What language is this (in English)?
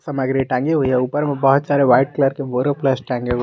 Hindi